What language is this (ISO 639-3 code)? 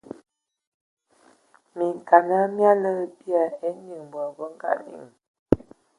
ewo